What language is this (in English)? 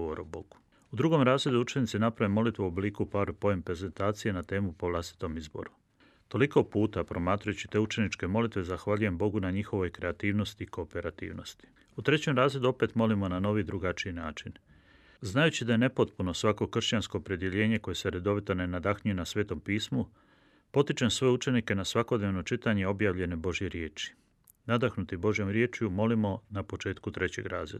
Croatian